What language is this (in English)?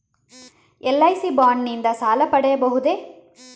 Kannada